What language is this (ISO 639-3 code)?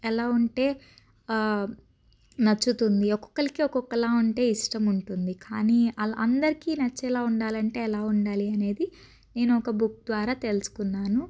tel